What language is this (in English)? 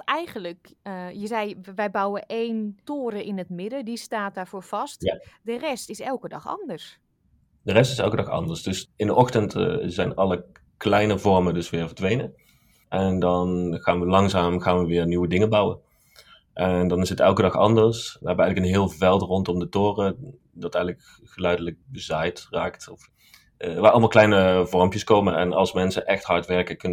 Dutch